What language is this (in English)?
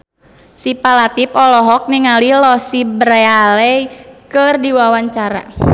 Sundanese